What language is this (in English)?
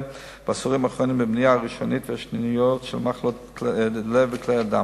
Hebrew